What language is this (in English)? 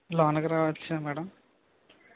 Telugu